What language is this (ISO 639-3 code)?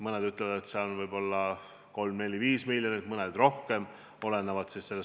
est